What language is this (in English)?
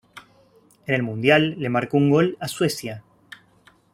Spanish